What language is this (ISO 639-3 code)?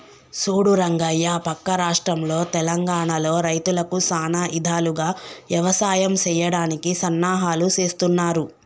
tel